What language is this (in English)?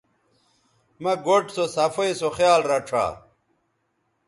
Bateri